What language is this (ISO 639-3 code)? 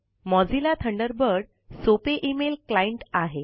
mar